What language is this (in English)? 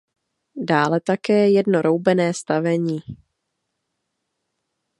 Czech